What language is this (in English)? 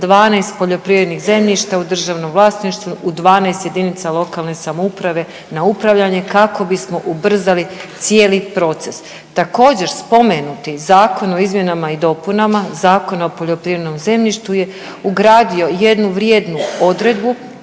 Croatian